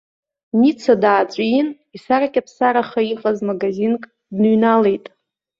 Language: Abkhazian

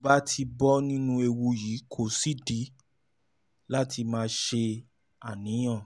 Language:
Yoruba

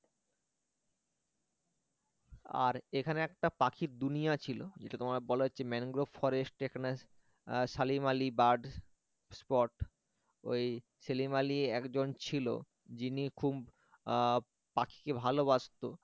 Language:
Bangla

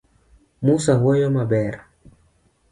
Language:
Luo (Kenya and Tanzania)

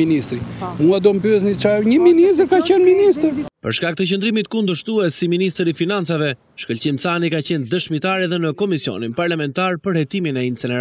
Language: Romanian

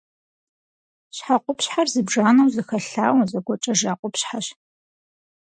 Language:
Kabardian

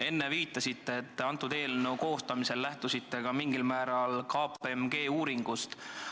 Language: Estonian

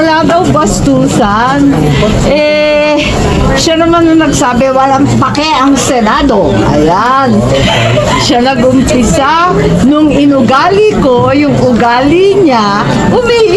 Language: Filipino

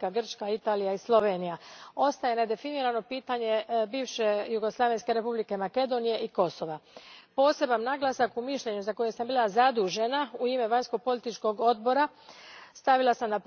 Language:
Croatian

